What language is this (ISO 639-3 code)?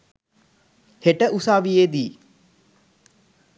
sin